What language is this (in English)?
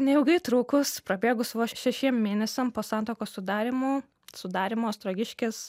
Lithuanian